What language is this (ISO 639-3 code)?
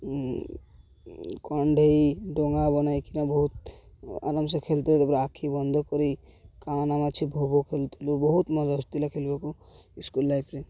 ori